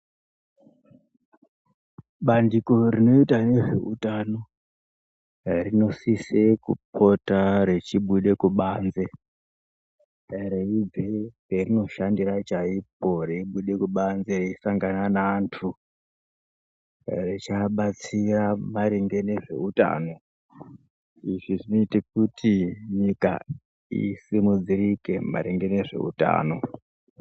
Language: Ndau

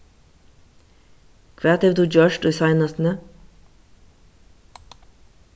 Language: Faroese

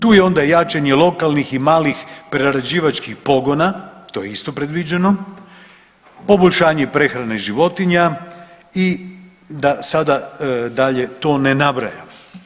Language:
Croatian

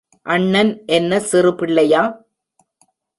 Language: Tamil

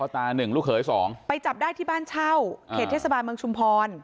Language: Thai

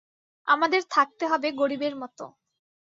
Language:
Bangla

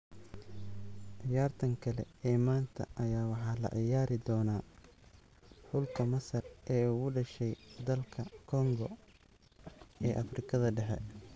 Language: Somali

